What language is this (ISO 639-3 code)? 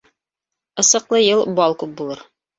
bak